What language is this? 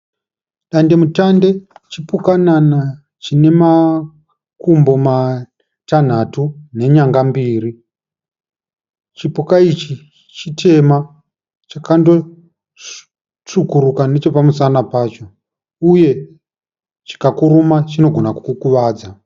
Shona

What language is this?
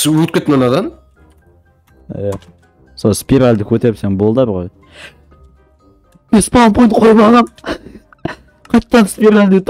Turkish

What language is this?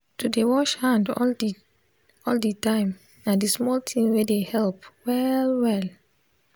Nigerian Pidgin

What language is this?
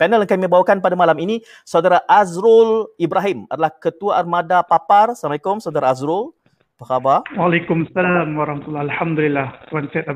Malay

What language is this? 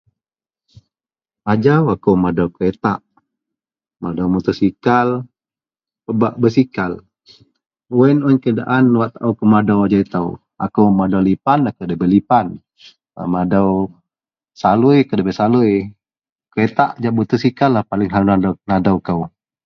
Central Melanau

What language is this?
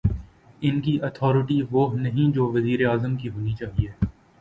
Urdu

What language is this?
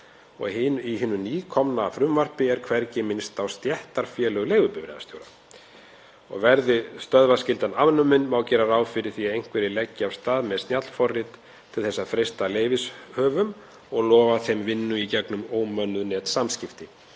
Icelandic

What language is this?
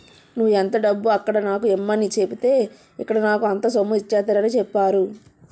Telugu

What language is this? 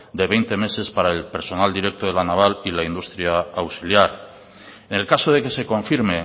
Spanish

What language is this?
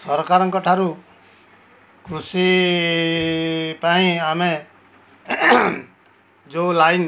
Odia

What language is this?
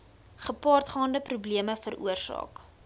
Afrikaans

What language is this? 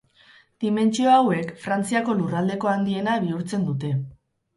Basque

